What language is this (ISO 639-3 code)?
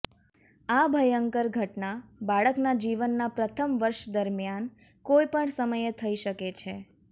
guj